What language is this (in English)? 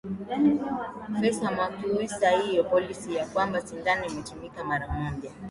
Swahili